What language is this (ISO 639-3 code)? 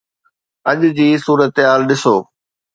snd